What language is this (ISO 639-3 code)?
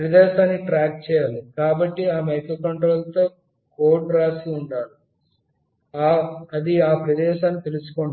tel